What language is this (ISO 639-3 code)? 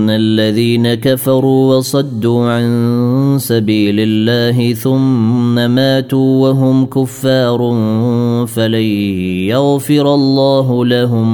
ara